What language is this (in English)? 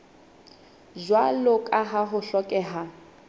Southern Sotho